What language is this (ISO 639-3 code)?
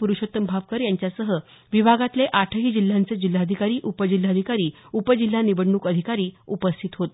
mar